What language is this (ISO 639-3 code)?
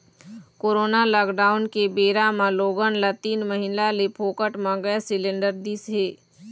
hne